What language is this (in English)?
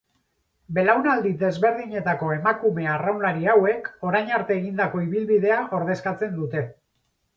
Basque